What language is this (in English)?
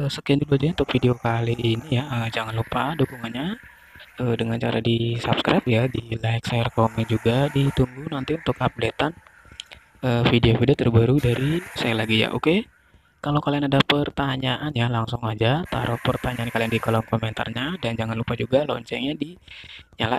Indonesian